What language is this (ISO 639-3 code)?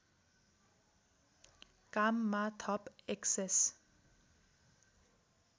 nep